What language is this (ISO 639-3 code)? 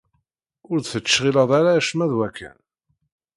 kab